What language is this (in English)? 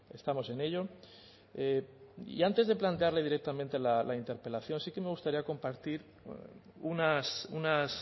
Spanish